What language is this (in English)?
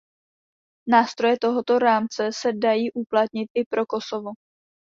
Czech